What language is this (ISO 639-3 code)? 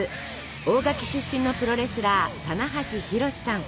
jpn